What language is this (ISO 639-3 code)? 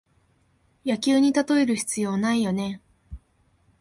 jpn